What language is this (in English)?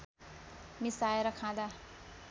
Nepali